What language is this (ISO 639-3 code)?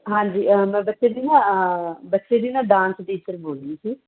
pan